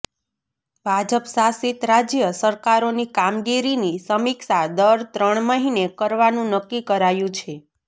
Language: Gujarati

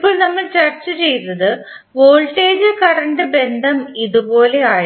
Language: Malayalam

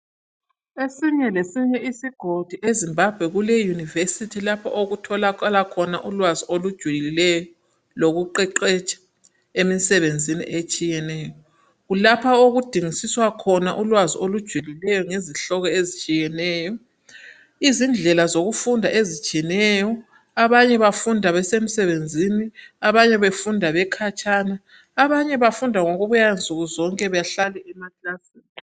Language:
North Ndebele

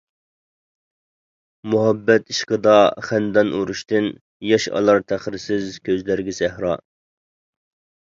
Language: Uyghur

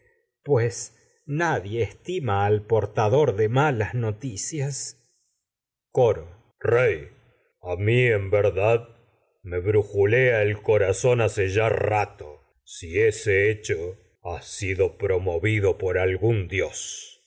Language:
Spanish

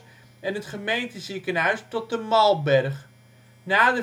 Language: Dutch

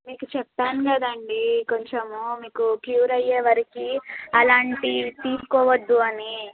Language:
Telugu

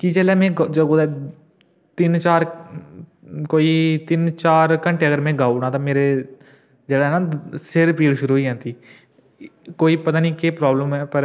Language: Dogri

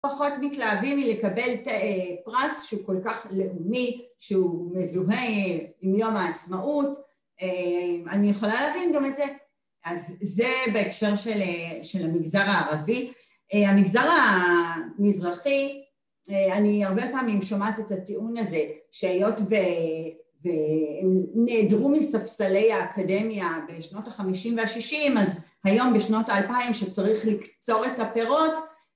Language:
Hebrew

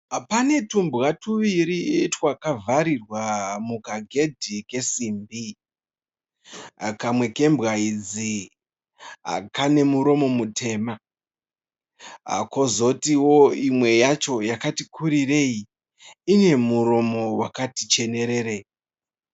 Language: Shona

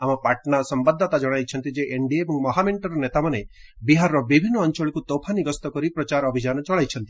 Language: Odia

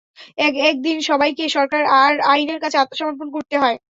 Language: Bangla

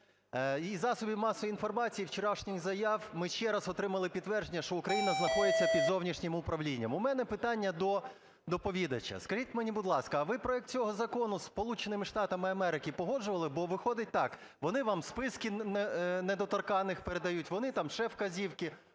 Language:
Ukrainian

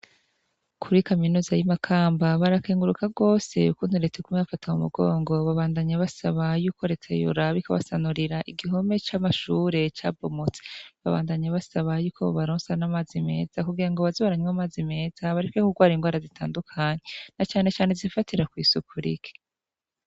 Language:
Rundi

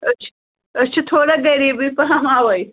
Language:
Kashmiri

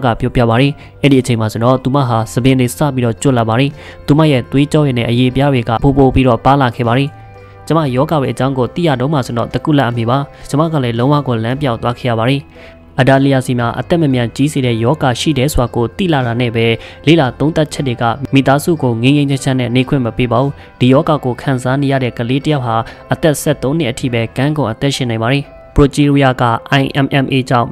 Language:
Thai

